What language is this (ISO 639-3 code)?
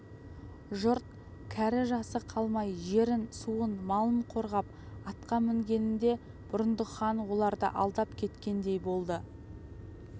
kaz